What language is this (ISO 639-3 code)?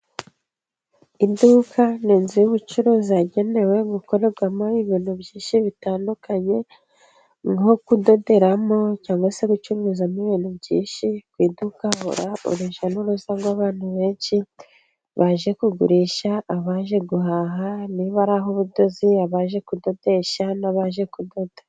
kin